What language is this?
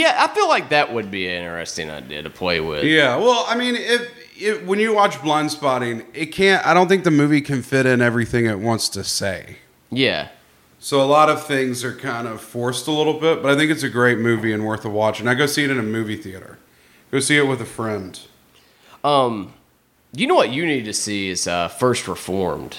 English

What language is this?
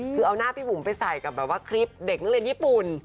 Thai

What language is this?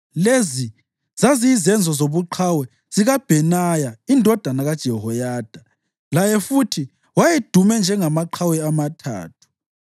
North Ndebele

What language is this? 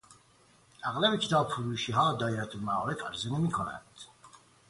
Persian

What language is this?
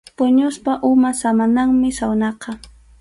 Arequipa-La Unión Quechua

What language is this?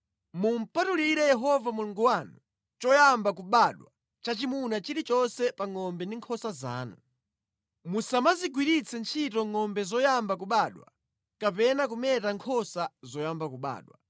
Nyanja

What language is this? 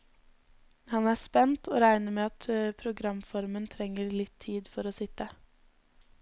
Norwegian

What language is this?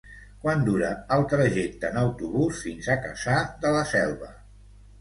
Catalan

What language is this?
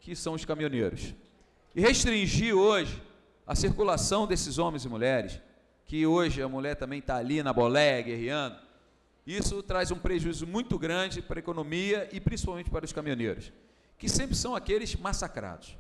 Portuguese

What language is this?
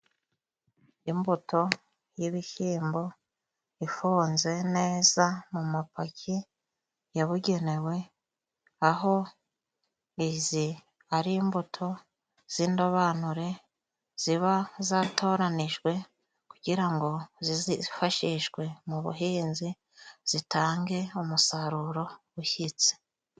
Kinyarwanda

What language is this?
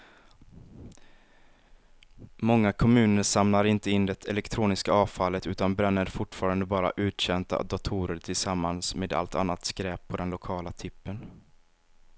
Swedish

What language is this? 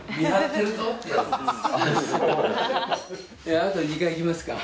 Japanese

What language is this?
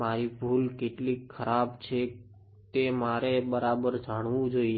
Gujarati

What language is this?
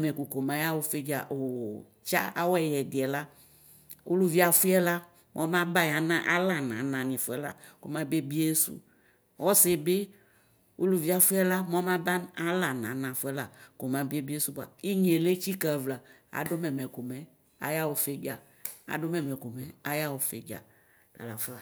Ikposo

